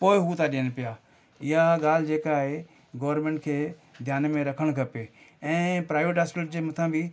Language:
Sindhi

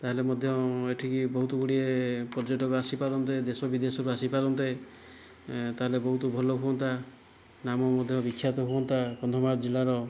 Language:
Odia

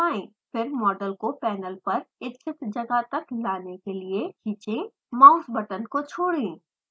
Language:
Hindi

